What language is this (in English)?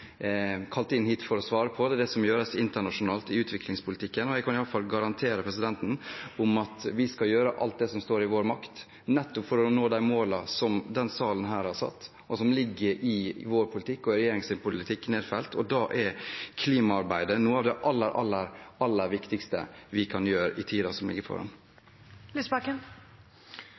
Norwegian